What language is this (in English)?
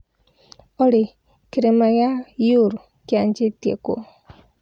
Kikuyu